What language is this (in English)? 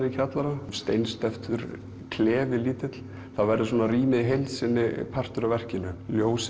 Icelandic